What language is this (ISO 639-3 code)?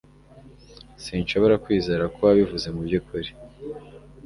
kin